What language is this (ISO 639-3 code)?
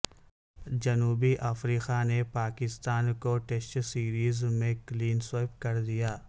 urd